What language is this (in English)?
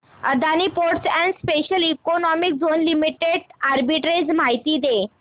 Marathi